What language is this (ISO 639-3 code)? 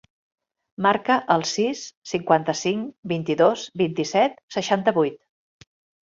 cat